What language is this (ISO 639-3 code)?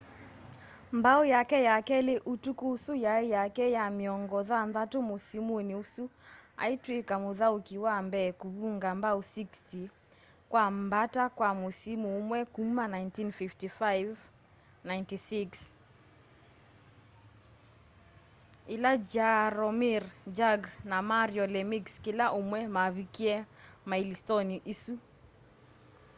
kam